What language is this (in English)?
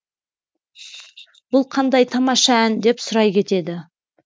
Kazakh